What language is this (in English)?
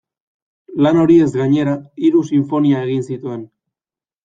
Basque